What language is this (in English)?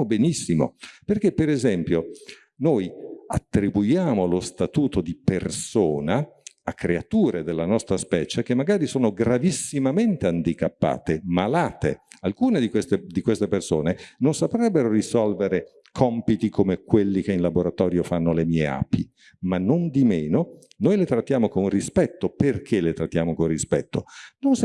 Italian